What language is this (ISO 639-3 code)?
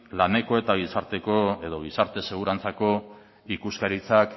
eus